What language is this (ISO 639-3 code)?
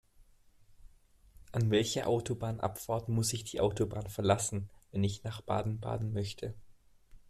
deu